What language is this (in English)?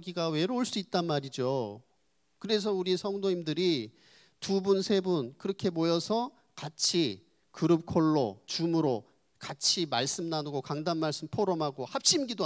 Korean